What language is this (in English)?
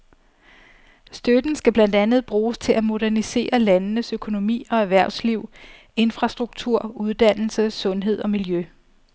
Danish